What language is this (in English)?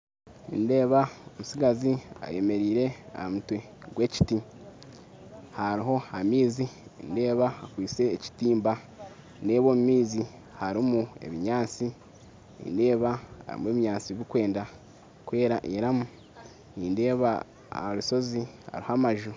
Nyankole